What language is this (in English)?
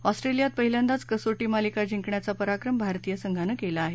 Marathi